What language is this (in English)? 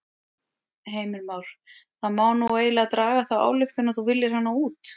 Icelandic